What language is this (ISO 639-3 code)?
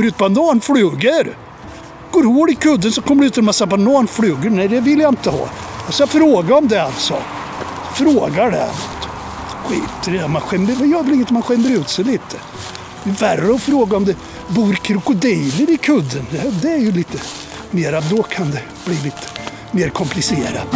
swe